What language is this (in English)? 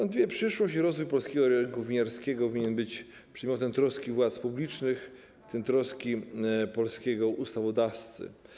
Polish